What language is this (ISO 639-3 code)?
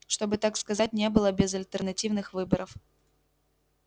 rus